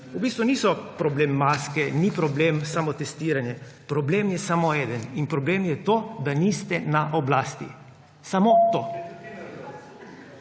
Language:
Slovenian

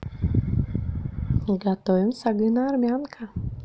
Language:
Russian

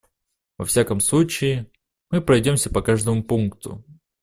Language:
Russian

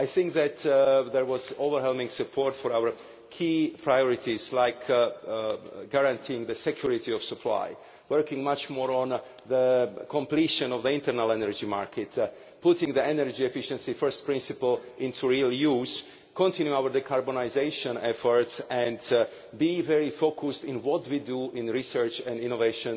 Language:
English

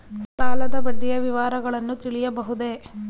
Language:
Kannada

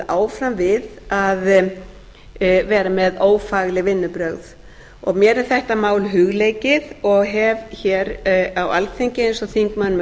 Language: Icelandic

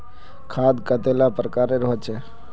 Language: Magahi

